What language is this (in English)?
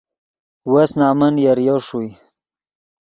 Yidgha